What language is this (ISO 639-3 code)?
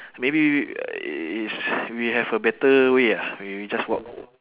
eng